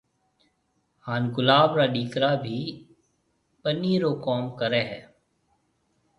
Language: Marwari (Pakistan)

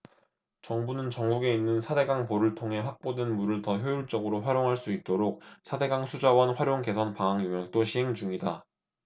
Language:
Korean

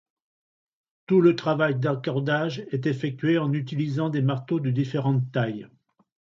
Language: French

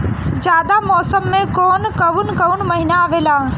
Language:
Bhojpuri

